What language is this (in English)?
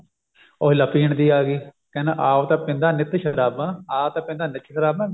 Punjabi